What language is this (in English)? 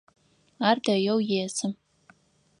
Adyghe